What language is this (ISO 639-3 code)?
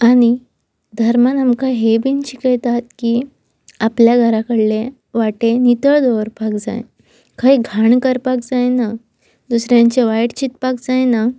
kok